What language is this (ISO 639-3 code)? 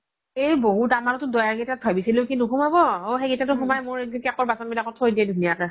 asm